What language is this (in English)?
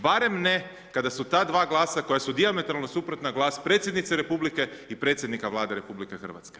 Croatian